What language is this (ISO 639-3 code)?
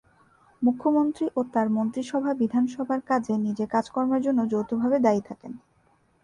ben